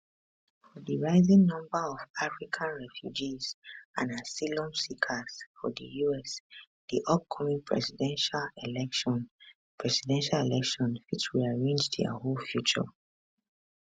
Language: Nigerian Pidgin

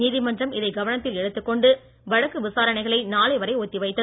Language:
Tamil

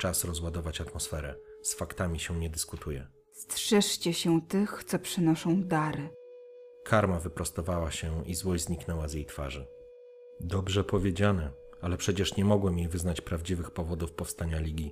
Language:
Polish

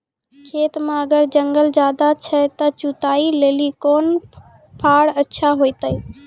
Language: Maithili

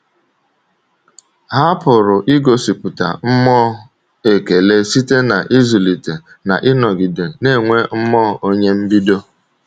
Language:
Igbo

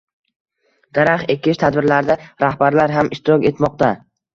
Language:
Uzbek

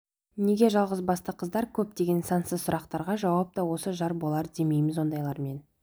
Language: Kazakh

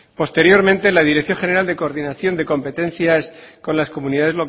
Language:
Spanish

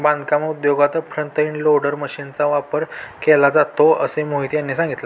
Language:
Marathi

